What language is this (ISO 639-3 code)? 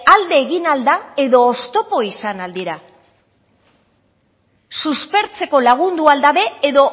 eus